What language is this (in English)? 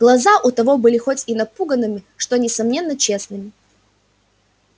Russian